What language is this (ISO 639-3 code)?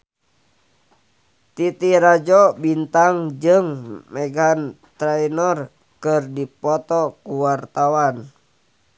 sun